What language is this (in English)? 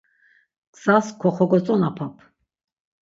Laz